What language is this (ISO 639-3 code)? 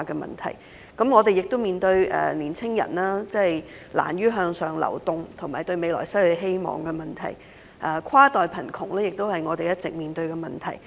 yue